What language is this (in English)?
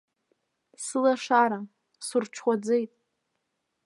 Abkhazian